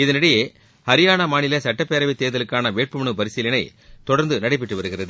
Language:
Tamil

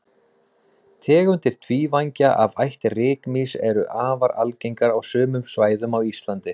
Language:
Icelandic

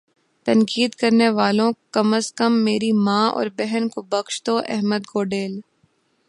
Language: Urdu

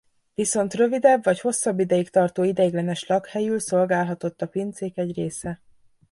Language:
Hungarian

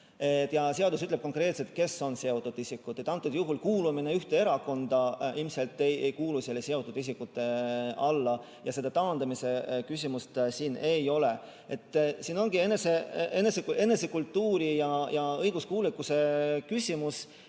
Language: Estonian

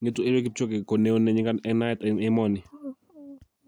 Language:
Kalenjin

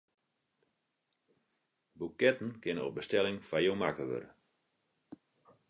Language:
Western Frisian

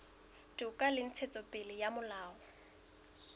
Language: Southern Sotho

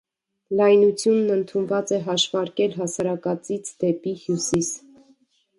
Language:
Armenian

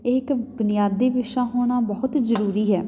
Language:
Punjabi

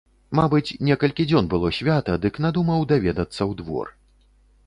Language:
Belarusian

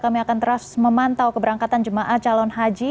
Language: Indonesian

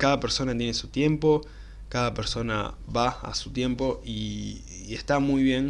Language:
Spanish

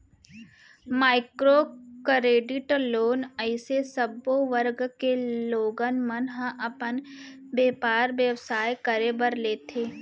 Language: Chhattisgarhi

